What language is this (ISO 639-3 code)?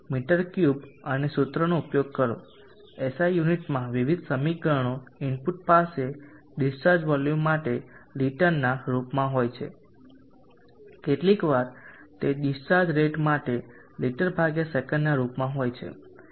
guj